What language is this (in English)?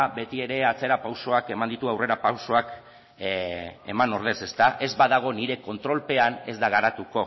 Basque